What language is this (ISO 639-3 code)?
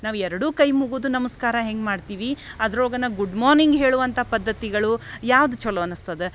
kan